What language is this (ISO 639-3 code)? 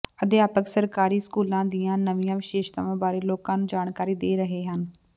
pan